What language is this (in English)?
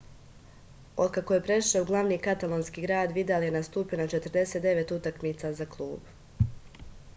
Serbian